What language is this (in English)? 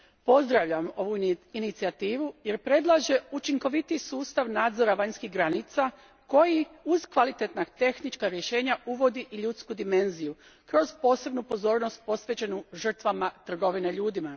Croatian